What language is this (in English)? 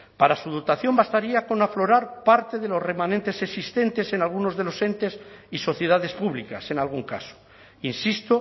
Spanish